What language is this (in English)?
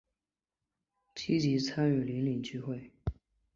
Chinese